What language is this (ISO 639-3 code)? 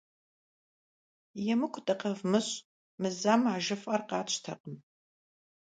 kbd